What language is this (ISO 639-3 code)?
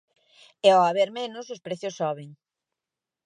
glg